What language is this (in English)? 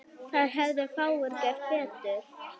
Icelandic